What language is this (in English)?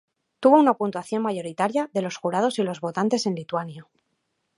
Spanish